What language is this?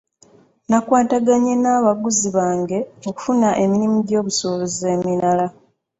Ganda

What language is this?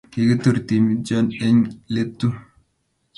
Kalenjin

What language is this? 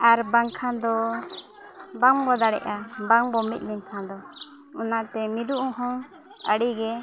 Santali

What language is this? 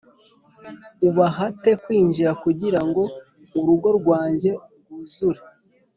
Kinyarwanda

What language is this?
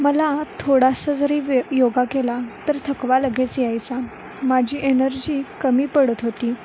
Marathi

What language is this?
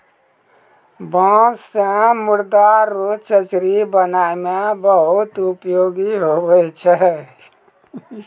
Maithili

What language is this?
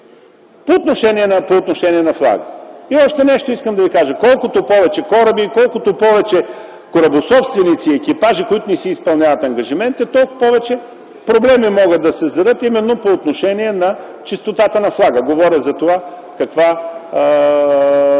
Bulgarian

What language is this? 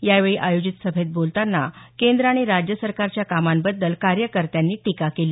Marathi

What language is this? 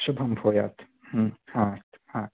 Sanskrit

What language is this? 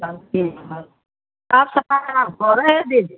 Maithili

